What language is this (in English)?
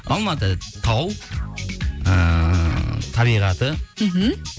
Kazakh